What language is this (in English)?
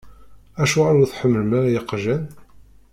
Kabyle